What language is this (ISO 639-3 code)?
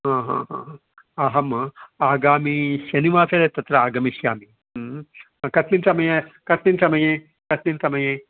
san